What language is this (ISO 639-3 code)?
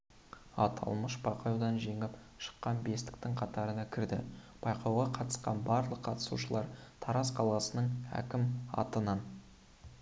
kaz